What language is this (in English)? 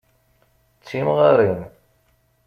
Kabyle